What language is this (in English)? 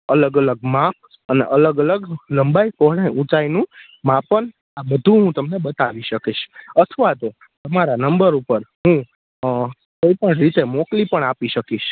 Gujarati